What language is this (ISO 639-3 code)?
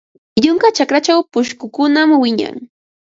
qva